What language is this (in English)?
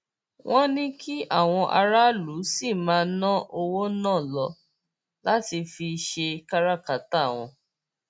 Yoruba